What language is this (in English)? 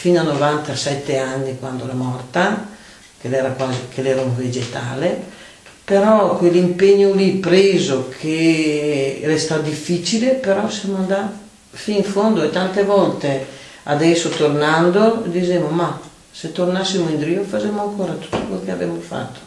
Italian